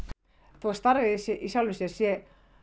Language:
Icelandic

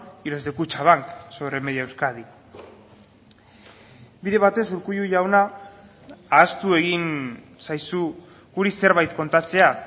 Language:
Basque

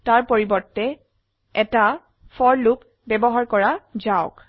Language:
Assamese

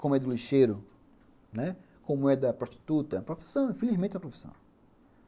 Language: Portuguese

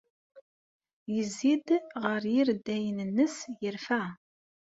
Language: Kabyle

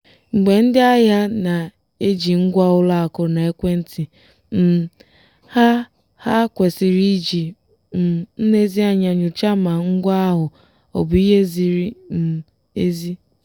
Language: Igbo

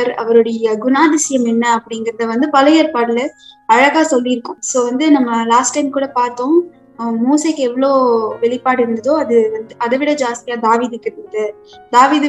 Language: Tamil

